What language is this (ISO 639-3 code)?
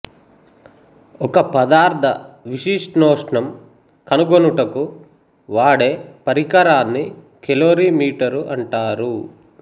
tel